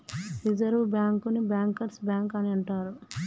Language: Telugu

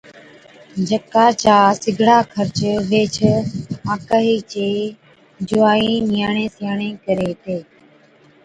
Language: Od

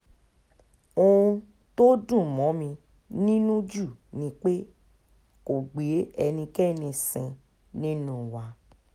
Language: Yoruba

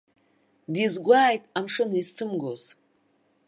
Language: Abkhazian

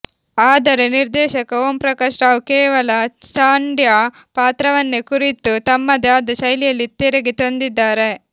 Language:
Kannada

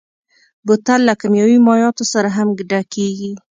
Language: Pashto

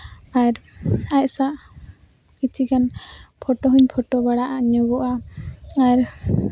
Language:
Santali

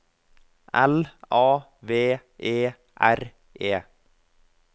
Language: Norwegian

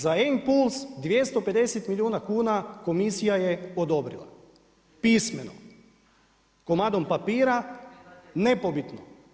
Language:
Croatian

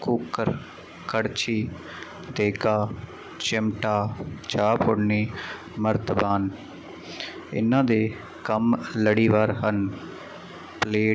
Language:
Punjabi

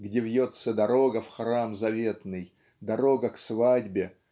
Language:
Russian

